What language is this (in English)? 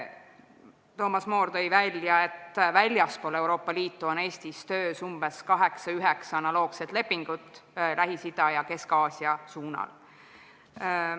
Estonian